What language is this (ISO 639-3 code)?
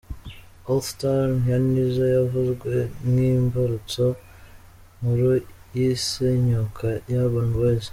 kin